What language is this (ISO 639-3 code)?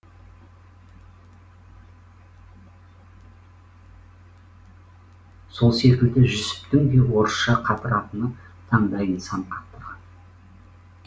kaz